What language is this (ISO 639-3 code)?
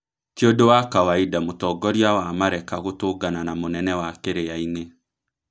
kik